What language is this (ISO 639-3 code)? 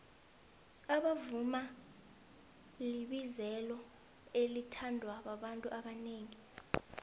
nbl